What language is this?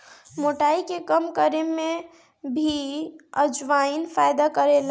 Bhojpuri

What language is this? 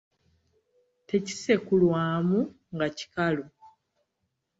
Ganda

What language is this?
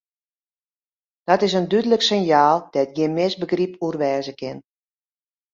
Western Frisian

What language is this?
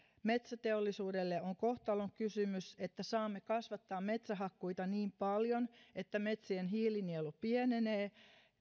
Finnish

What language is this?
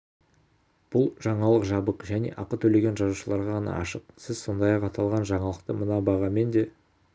Kazakh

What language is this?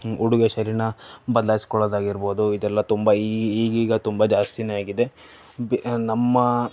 Kannada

